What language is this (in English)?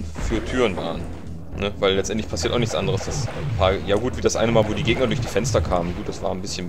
German